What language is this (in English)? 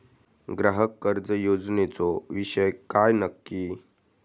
Marathi